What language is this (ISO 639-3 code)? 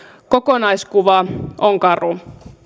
fin